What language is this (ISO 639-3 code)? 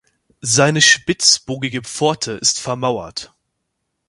deu